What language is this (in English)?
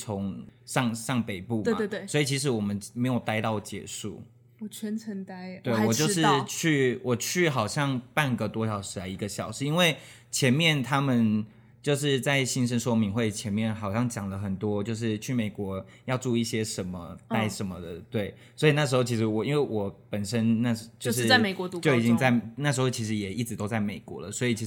Chinese